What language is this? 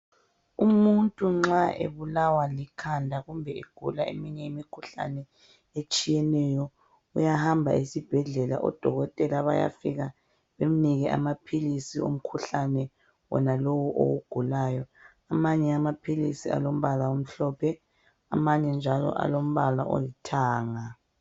North Ndebele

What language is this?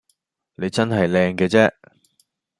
Cantonese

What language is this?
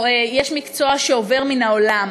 Hebrew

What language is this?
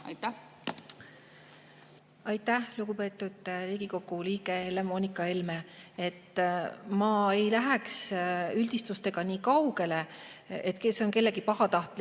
Estonian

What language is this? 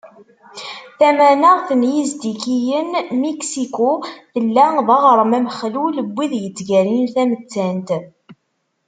Kabyle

